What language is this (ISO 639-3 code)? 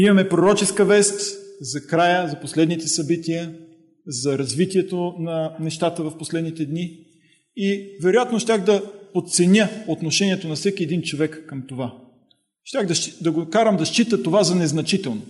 bul